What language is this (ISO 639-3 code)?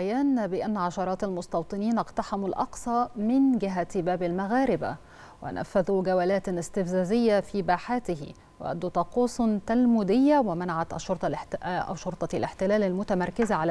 ara